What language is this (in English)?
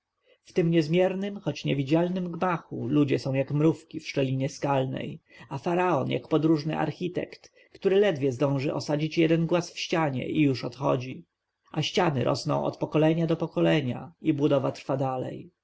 Polish